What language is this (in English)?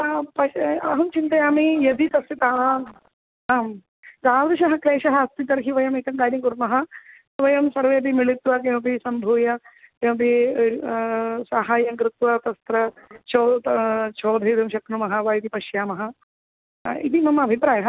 Sanskrit